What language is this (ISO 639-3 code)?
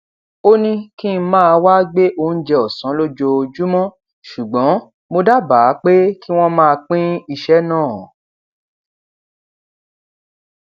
yor